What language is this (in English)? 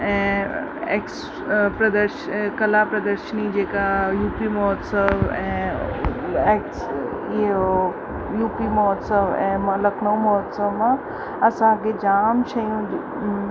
Sindhi